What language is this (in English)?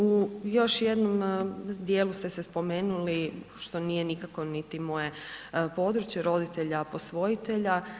Croatian